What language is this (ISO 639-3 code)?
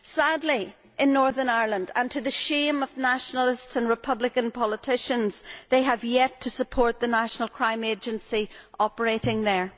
eng